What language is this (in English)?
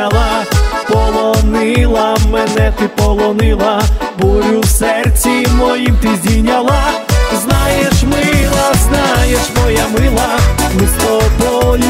Ukrainian